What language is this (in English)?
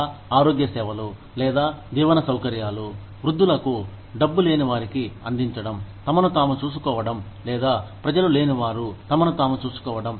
Telugu